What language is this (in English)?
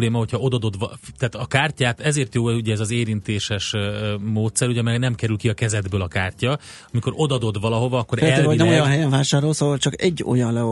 Hungarian